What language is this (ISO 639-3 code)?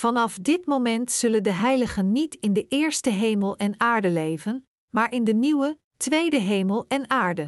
nld